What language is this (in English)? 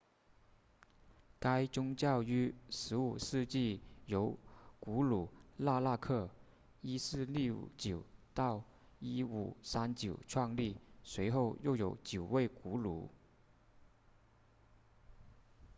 Chinese